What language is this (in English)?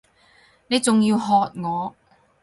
Cantonese